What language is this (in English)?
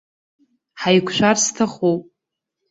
Abkhazian